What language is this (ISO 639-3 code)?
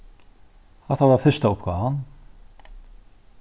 fao